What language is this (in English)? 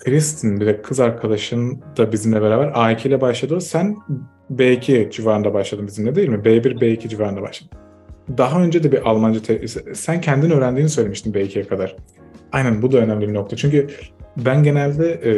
Turkish